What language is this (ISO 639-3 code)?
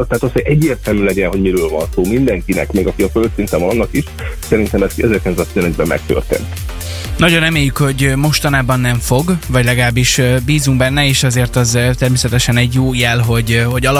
hun